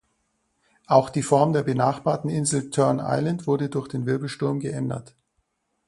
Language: German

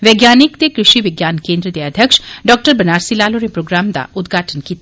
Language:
Dogri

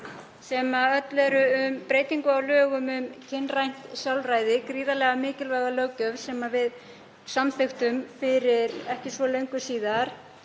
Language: Icelandic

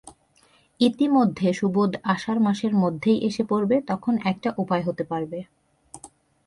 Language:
Bangla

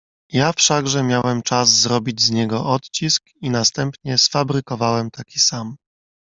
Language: Polish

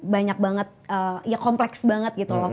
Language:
Indonesian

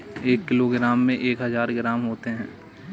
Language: Hindi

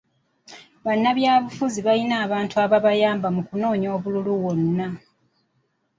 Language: Ganda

